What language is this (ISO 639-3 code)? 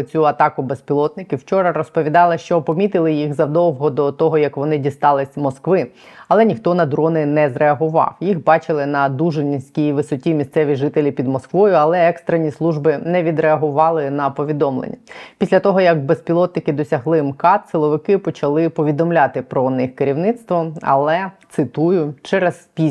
ukr